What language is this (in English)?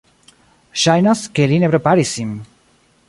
Esperanto